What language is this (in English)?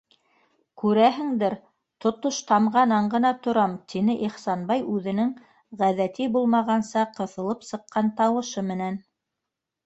Bashkir